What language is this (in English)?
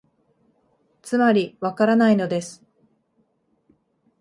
Japanese